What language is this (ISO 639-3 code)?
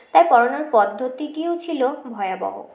ben